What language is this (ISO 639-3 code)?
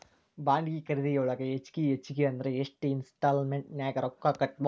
kan